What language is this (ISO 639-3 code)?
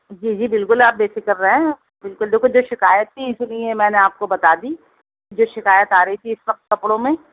urd